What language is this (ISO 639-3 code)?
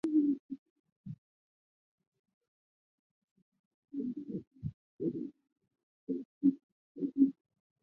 zho